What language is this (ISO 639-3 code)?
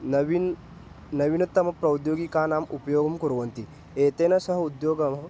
san